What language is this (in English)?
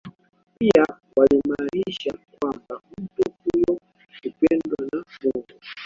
Swahili